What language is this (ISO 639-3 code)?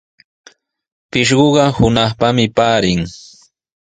qws